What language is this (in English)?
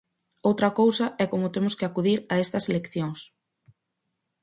Galician